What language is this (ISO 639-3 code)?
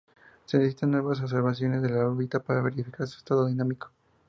spa